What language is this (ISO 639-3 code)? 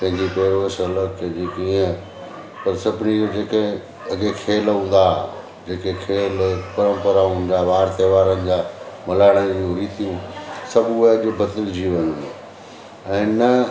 snd